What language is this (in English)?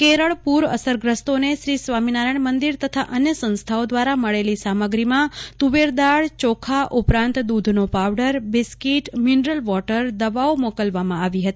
Gujarati